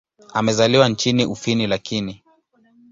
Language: Swahili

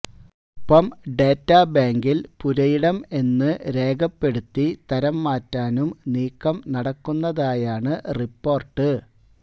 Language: Malayalam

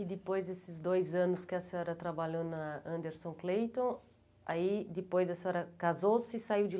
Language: Portuguese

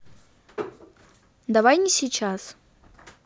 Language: Russian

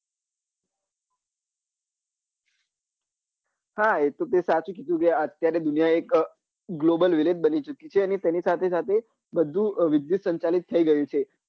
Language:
Gujarati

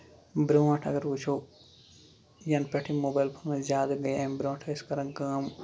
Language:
Kashmiri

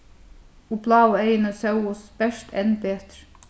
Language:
Faroese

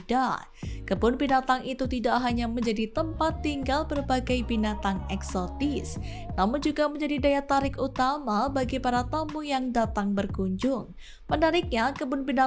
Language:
Indonesian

